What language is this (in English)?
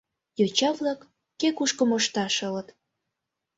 Mari